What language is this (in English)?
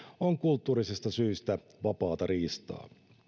Finnish